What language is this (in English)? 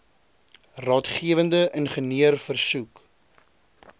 Afrikaans